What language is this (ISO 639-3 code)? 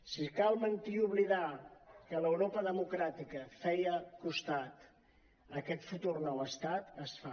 cat